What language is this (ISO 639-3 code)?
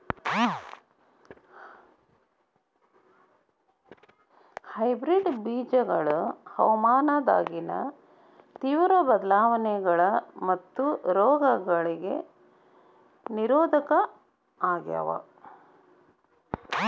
kan